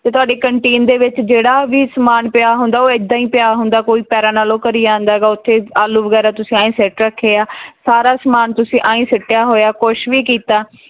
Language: Punjabi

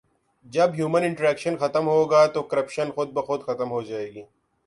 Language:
Urdu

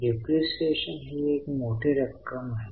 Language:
Marathi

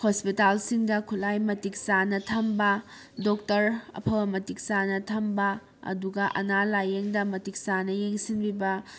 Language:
Manipuri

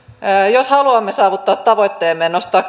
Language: Finnish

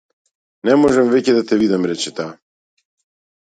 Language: Macedonian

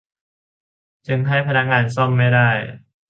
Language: Thai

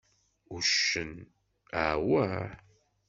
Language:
Kabyle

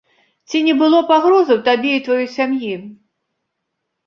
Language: Belarusian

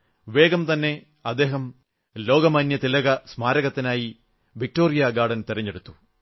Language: Malayalam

